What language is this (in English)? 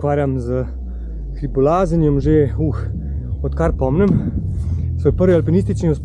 Slovenian